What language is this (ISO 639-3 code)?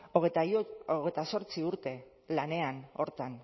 eus